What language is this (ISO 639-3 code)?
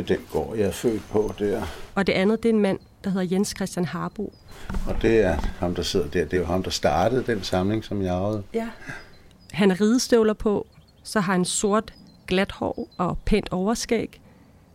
dan